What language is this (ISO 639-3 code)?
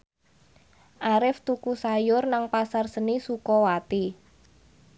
jav